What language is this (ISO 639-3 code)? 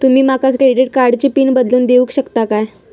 mar